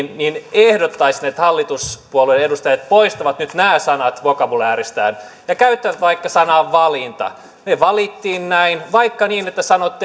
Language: Finnish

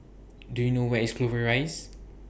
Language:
English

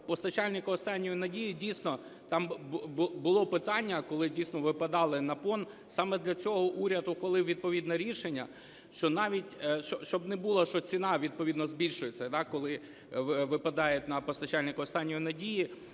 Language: Ukrainian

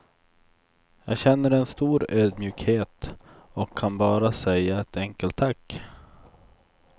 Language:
Swedish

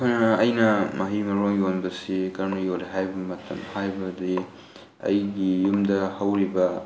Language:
Manipuri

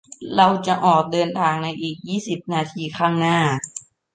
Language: Thai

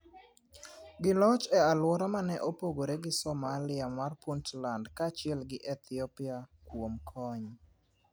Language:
Luo (Kenya and Tanzania)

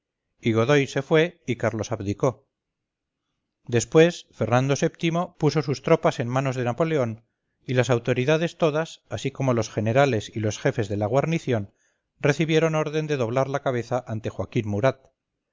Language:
Spanish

